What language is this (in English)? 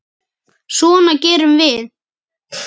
Icelandic